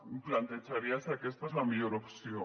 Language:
Catalan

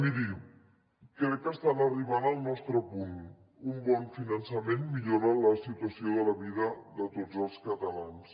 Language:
Catalan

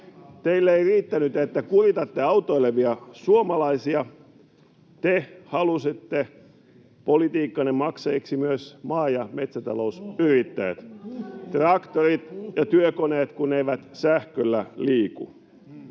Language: Finnish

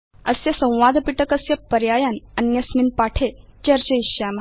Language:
Sanskrit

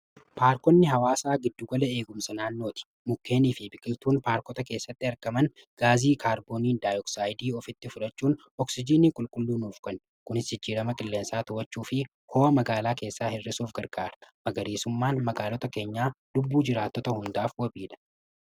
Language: Oromo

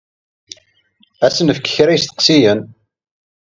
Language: Kabyle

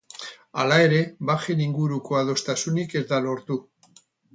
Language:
Basque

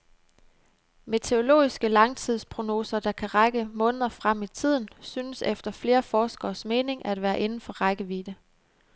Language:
Danish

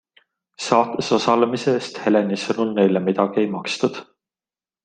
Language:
Estonian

